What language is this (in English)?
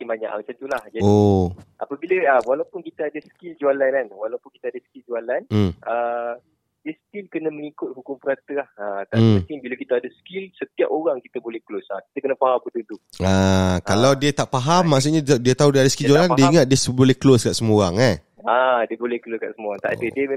Malay